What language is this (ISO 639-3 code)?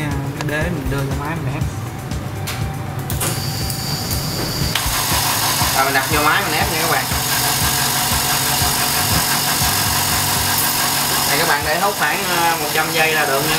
vie